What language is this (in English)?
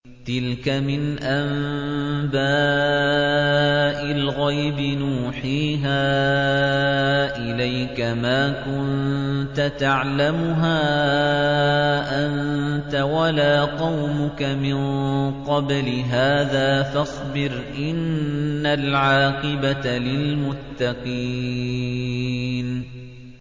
Arabic